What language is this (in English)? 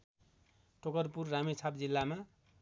Nepali